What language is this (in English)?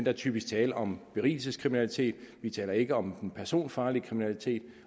Danish